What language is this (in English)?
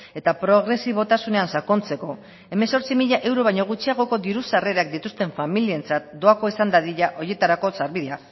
Basque